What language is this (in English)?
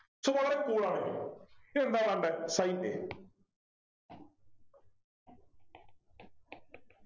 Malayalam